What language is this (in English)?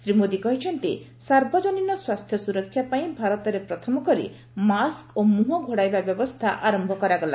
Odia